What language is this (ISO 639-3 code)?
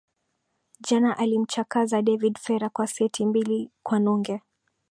swa